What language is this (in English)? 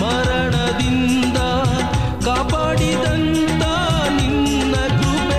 Kannada